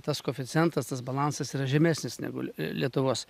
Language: Lithuanian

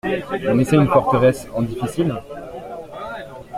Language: French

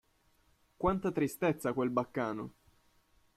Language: Italian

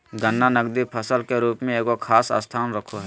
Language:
Magahi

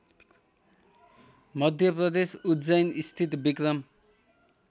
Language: Nepali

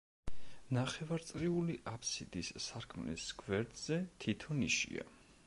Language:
Georgian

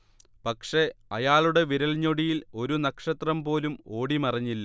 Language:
Malayalam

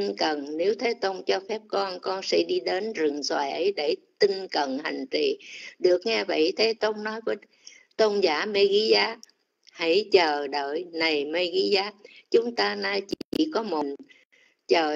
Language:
Vietnamese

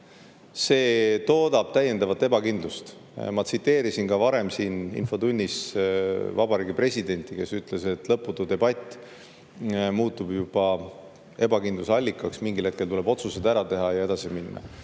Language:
Estonian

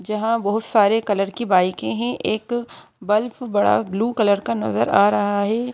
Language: Hindi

